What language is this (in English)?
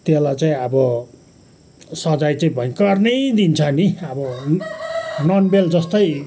Nepali